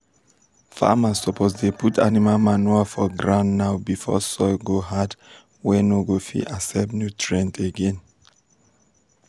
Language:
Nigerian Pidgin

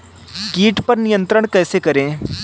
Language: Hindi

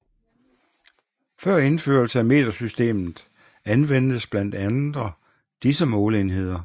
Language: Danish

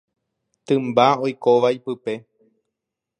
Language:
Guarani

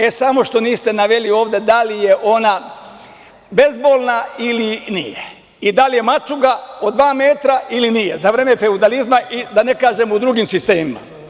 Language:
Serbian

